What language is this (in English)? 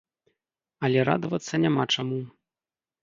Belarusian